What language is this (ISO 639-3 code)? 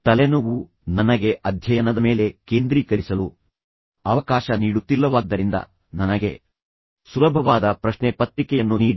kan